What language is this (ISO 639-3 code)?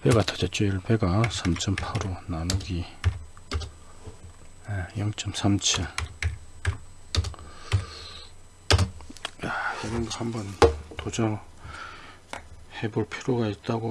kor